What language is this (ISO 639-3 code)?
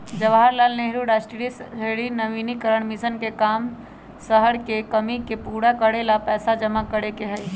mag